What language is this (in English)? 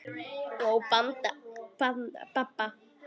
Icelandic